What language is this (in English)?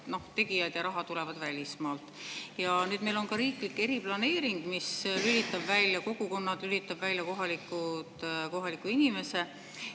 Estonian